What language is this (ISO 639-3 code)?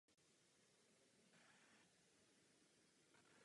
ces